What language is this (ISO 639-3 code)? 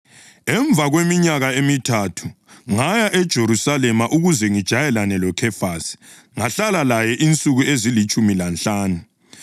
nde